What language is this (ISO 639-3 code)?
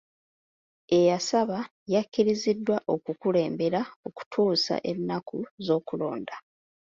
lug